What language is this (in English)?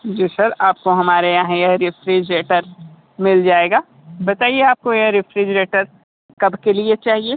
Hindi